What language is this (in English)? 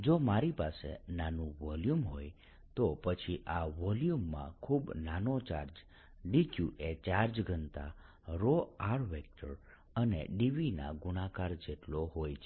Gujarati